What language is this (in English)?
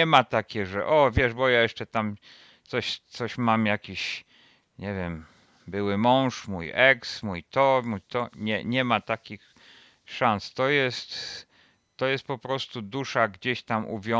Polish